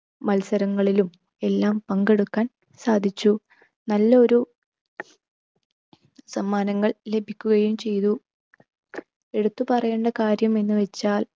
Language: Malayalam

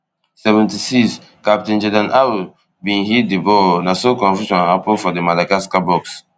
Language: Nigerian Pidgin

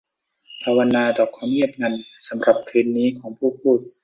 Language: Thai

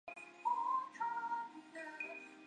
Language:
Chinese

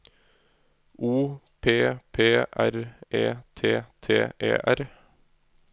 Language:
Norwegian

